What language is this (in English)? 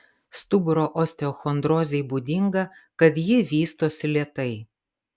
Lithuanian